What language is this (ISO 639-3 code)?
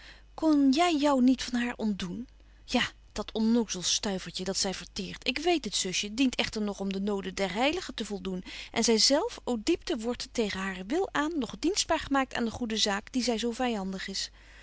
nld